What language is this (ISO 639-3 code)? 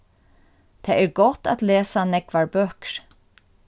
fao